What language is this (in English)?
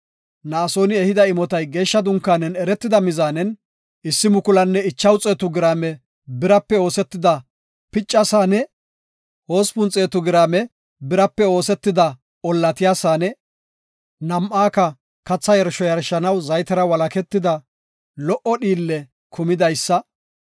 Gofa